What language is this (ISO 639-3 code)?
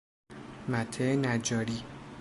fas